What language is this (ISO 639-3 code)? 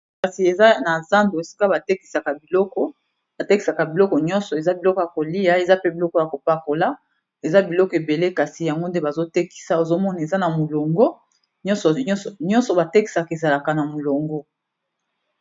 lin